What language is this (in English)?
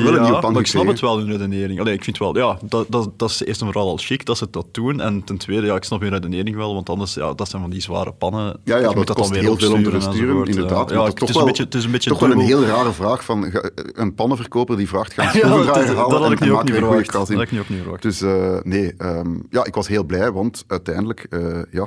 Dutch